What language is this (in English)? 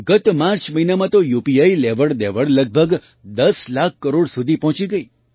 Gujarati